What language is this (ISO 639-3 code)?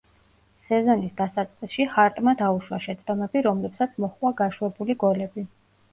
kat